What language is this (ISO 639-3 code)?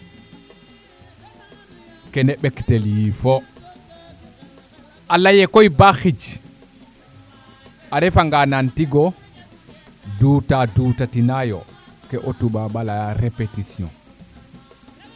srr